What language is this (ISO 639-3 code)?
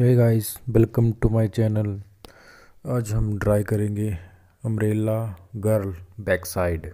hin